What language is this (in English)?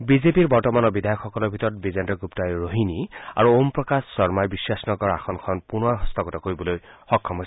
Assamese